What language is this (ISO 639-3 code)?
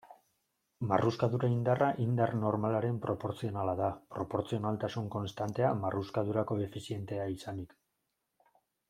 eus